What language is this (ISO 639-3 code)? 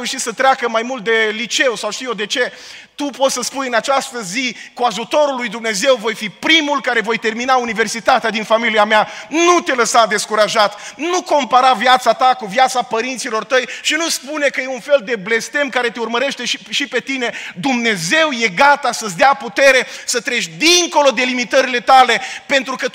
ron